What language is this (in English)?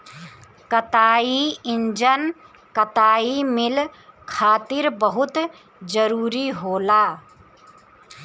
Bhojpuri